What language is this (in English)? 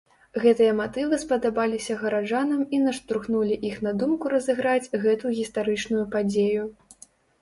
Belarusian